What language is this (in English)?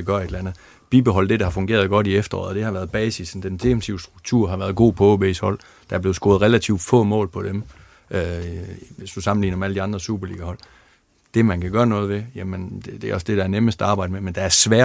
Danish